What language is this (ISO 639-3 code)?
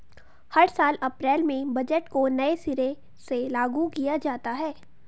hin